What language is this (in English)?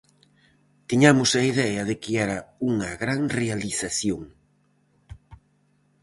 Galician